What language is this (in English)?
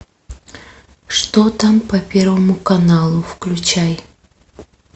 Russian